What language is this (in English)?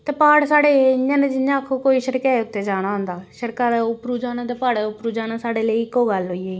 Dogri